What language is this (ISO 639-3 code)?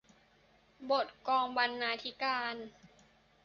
tha